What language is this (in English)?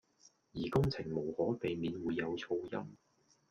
Cantonese